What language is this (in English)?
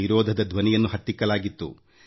Kannada